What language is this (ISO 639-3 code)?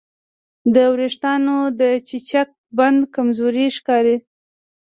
pus